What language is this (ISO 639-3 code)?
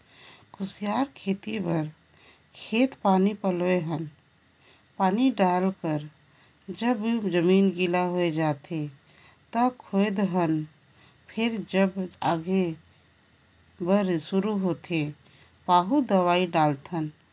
hne